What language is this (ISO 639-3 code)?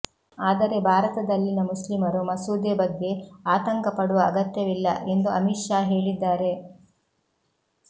kan